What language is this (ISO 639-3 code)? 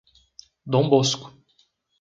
por